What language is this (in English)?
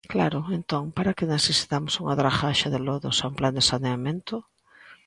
Galician